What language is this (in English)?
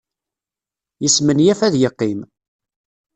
Kabyle